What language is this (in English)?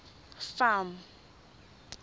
Tswana